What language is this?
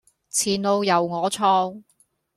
Cantonese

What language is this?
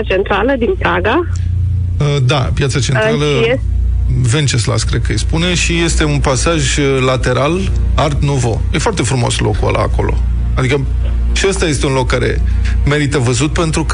Romanian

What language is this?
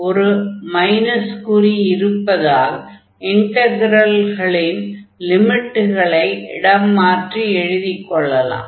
Tamil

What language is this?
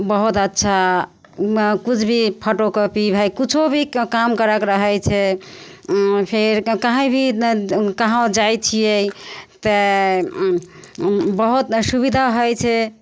Maithili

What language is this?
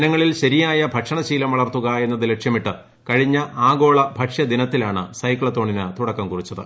Malayalam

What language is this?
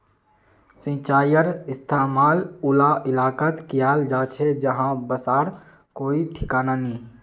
Magahi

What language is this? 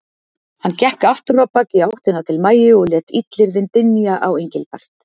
Icelandic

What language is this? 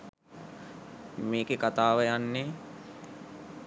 Sinhala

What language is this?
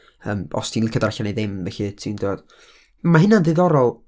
Welsh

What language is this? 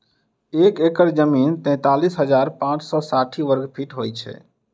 Maithili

